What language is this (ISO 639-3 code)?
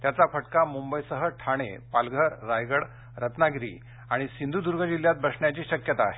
mar